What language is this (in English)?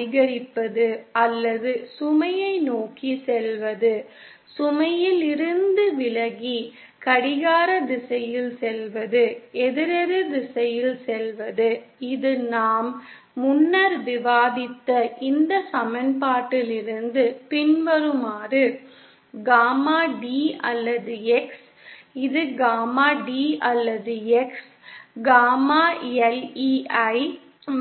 Tamil